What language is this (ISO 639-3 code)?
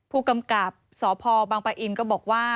tha